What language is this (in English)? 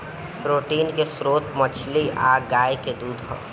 Bhojpuri